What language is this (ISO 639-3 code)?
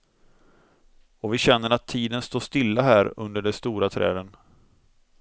swe